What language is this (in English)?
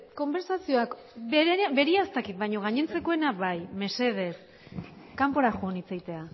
Basque